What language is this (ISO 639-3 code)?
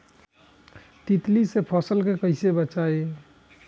bho